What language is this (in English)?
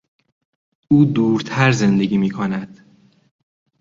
Persian